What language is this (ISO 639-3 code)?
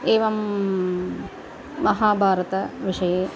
san